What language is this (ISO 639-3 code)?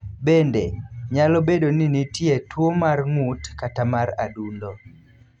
luo